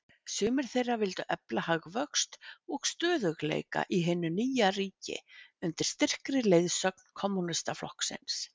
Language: Icelandic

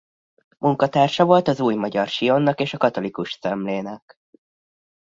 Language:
Hungarian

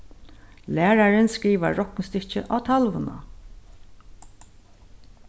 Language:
Faroese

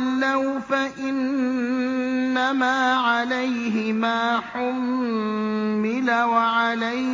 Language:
Arabic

